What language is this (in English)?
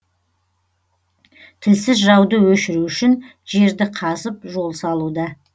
Kazakh